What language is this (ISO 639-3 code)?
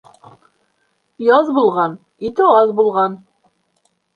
bak